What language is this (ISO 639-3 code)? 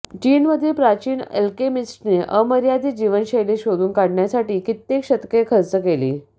mar